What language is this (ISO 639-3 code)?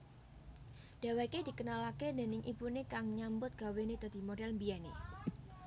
jav